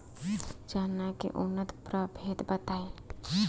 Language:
Bhojpuri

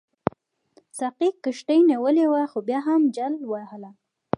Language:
Pashto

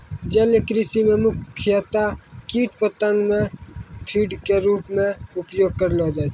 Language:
Maithili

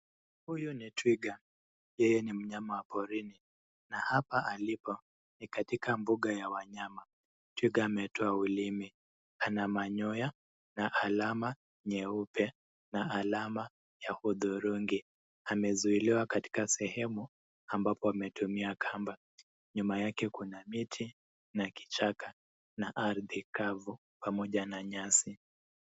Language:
Swahili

